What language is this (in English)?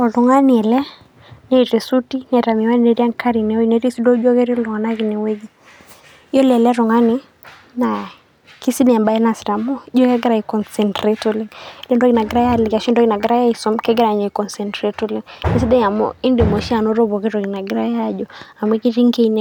Masai